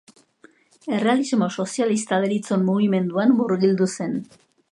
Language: Basque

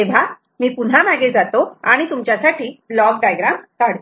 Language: Marathi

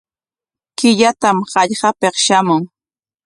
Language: Corongo Ancash Quechua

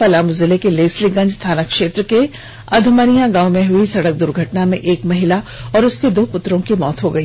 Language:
Hindi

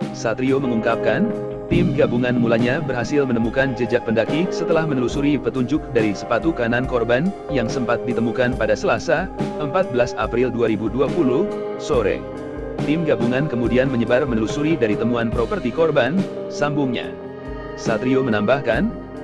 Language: Indonesian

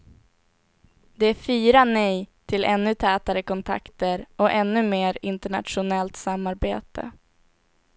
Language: Swedish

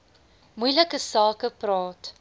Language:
Afrikaans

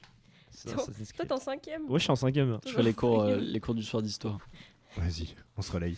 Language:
French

